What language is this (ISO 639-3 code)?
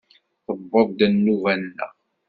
kab